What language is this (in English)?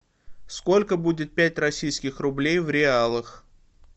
Russian